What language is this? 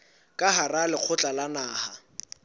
Southern Sotho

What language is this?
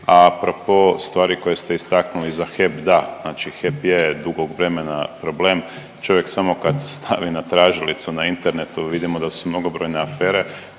Croatian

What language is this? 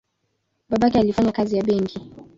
Swahili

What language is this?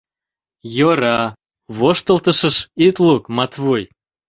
Mari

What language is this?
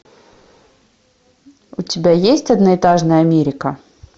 Russian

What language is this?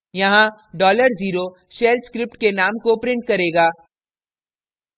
Hindi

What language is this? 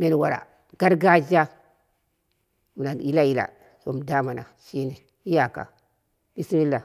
Dera (Nigeria)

